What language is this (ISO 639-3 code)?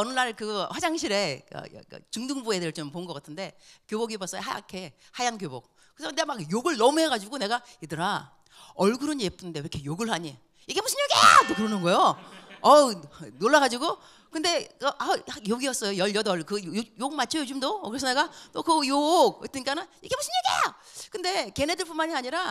kor